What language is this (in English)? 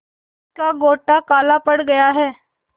Hindi